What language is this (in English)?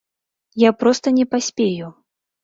Belarusian